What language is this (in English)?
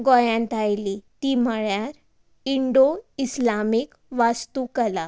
Konkani